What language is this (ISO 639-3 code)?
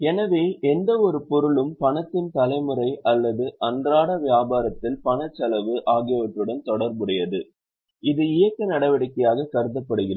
tam